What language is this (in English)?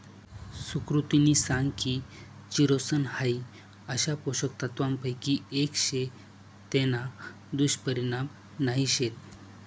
Marathi